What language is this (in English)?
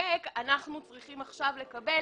Hebrew